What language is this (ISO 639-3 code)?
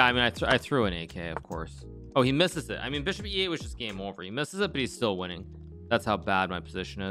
eng